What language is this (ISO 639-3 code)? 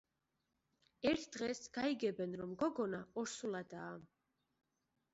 kat